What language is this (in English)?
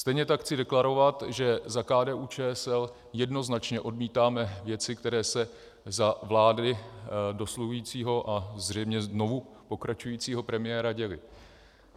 Czech